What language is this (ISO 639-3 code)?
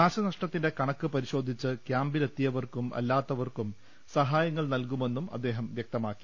mal